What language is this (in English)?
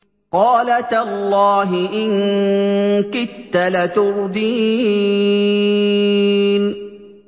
Arabic